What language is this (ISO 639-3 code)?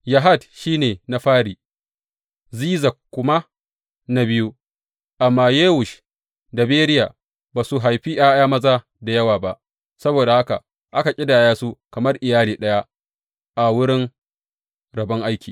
hau